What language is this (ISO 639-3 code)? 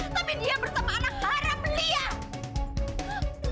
ind